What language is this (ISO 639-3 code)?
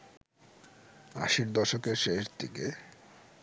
ben